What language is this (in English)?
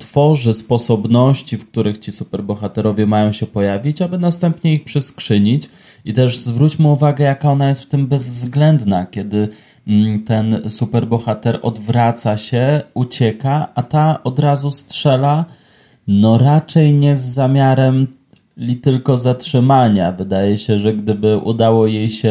Polish